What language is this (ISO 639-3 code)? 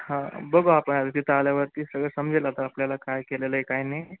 mar